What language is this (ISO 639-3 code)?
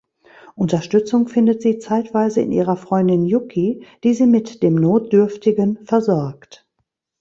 deu